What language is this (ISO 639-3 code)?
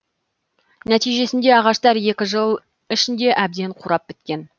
kaz